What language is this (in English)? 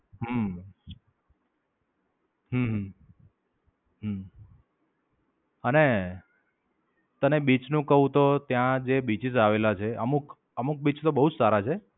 Gujarati